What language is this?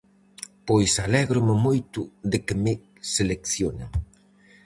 Galician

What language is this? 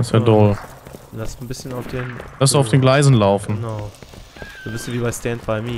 German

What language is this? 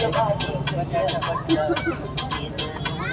Kannada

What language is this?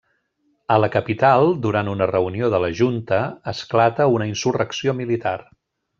Catalan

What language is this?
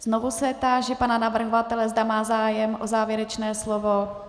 Czech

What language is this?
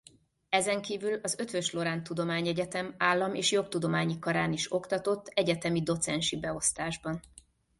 Hungarian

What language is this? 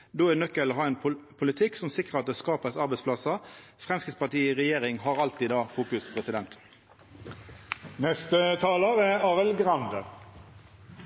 Norwegian Nynorsk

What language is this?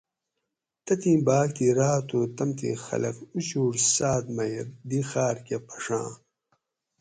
Gawri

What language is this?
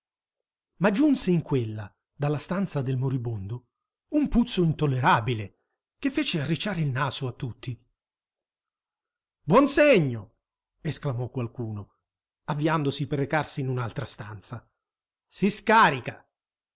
Italian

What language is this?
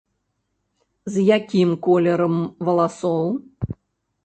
Belarusian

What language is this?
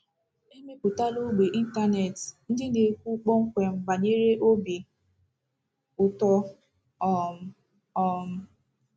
Igbo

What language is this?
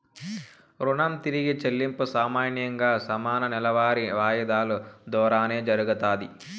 Telugu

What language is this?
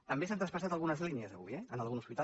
Catalan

